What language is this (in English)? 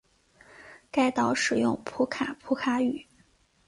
Chinese